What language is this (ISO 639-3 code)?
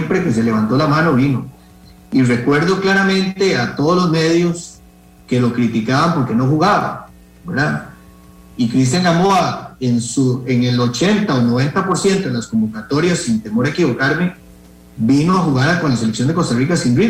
spa